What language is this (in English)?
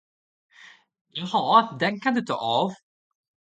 Swedish